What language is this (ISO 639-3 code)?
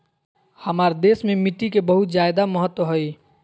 mag